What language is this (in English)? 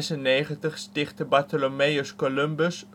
Dutch